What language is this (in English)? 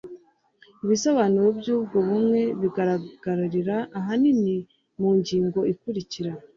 Kinyarwanda